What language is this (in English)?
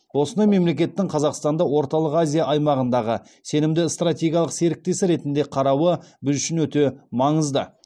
Kazakh